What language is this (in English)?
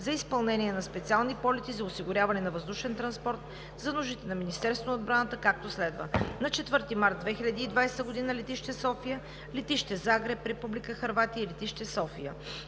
Bulgarian